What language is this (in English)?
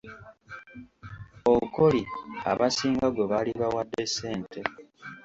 Ganda